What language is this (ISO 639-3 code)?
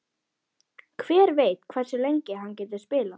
isl